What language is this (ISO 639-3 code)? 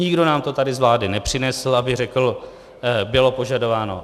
ces